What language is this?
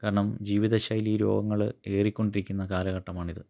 Malayalam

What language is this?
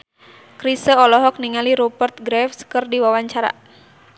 Sundanese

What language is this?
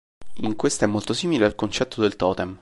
Italian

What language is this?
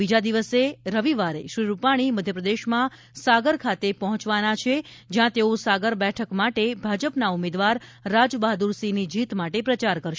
Gujarati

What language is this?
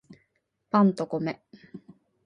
Japanese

